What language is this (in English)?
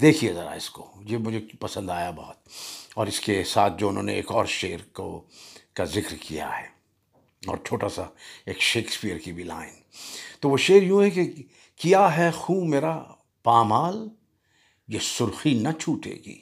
Urdu